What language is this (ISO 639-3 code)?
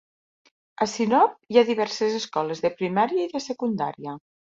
cat